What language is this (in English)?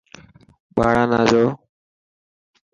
Dhatki